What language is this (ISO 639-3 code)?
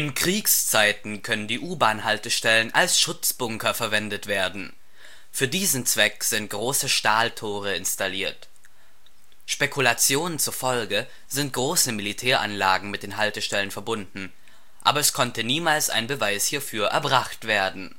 deu